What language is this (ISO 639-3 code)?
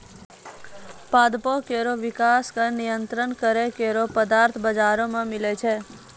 mai